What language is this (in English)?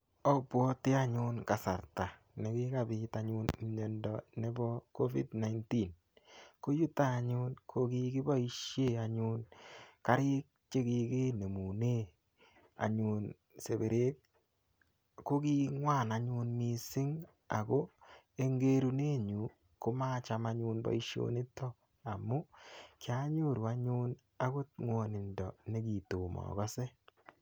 Kalenjin